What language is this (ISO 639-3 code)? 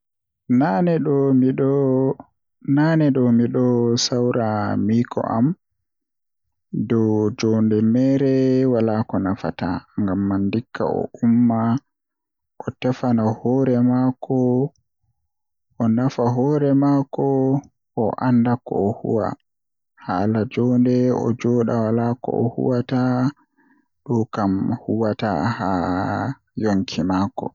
fuh